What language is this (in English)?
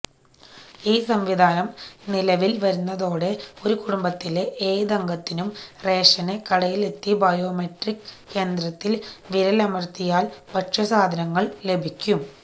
Malayalam